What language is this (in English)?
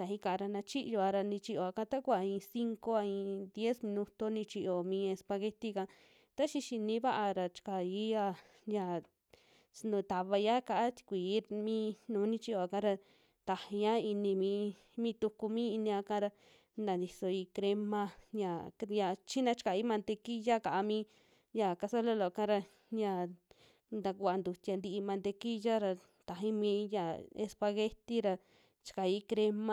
Western Juxtlahuaca Mixtec